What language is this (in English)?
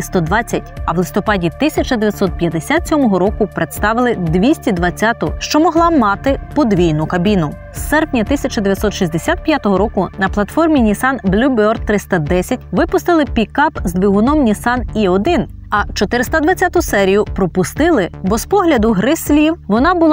Ukrainian